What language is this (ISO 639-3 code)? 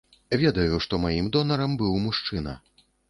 bel